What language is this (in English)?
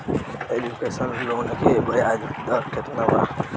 Bhojpuri